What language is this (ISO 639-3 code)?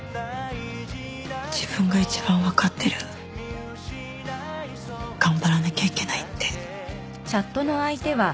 jpn